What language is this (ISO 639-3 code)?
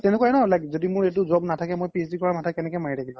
asm